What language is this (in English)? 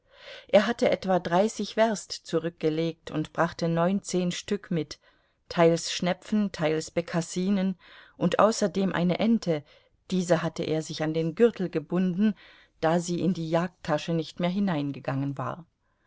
German